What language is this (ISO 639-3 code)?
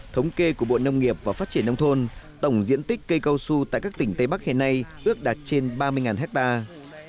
vie